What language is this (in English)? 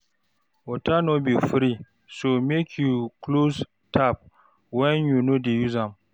Nigerian Pidgin